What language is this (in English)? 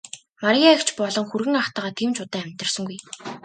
Mongolian